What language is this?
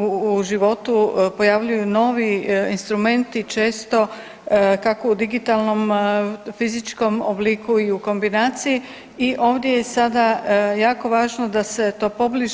Croatian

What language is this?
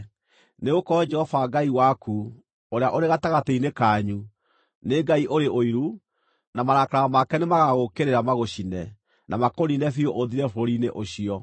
Kikuyu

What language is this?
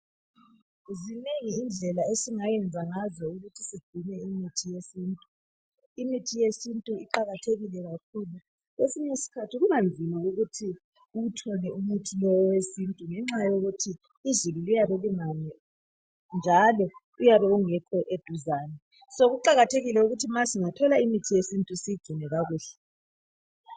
North Ndebele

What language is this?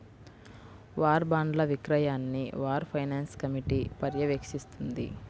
Telugu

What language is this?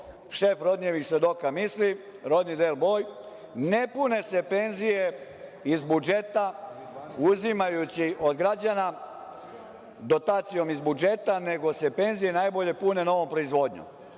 Serbian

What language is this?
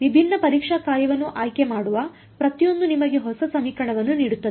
Kannada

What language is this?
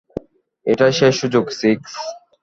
Bangla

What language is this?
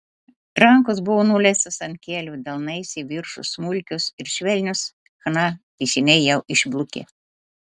Lithuanian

